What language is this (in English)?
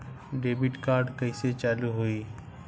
Bhojpuri